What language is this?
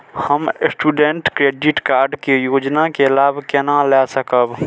Maithili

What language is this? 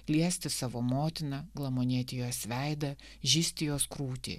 Lithuanian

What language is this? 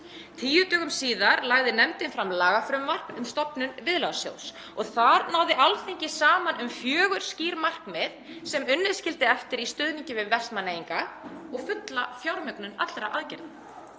Icelandic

